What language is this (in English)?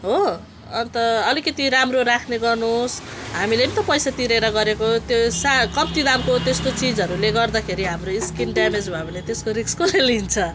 Nepali